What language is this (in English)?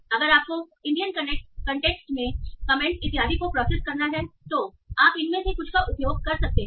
Hindi